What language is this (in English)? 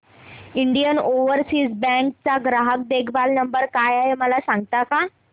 Marathi